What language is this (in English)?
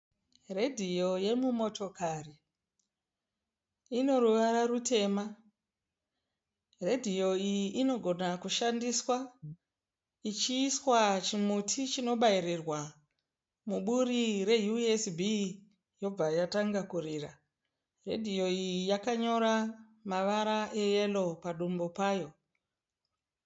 Shona